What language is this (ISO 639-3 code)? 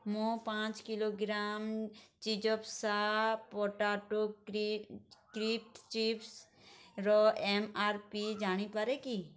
ori